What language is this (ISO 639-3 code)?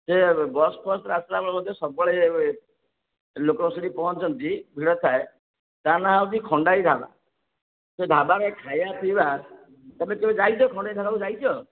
ori